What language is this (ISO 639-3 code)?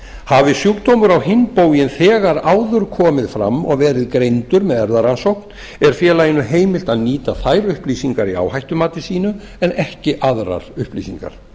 isl